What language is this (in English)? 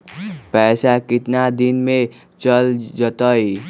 Magahi